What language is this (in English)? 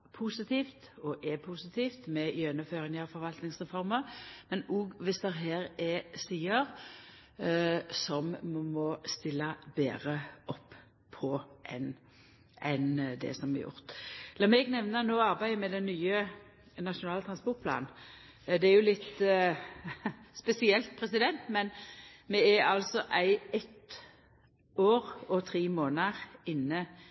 Norwegian Nynorsk